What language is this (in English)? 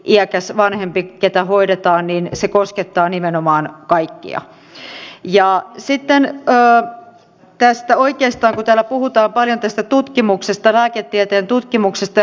Finnish